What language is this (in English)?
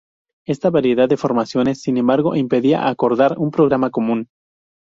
Spanish